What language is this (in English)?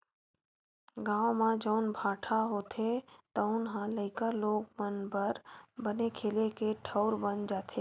Chhattisgarhi